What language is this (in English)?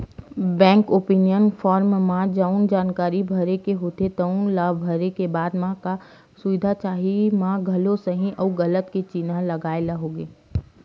Chhattisgarhi